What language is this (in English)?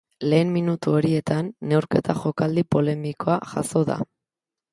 Basque